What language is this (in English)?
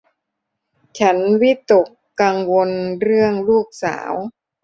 Thai